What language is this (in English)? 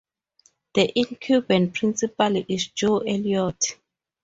English